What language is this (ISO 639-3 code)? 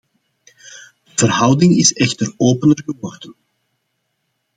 nld